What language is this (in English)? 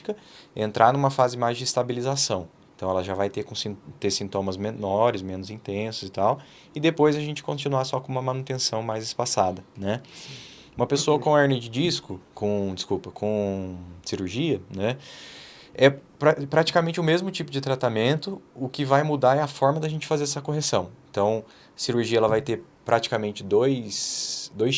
Portuguese